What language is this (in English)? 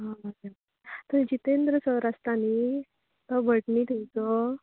Konkani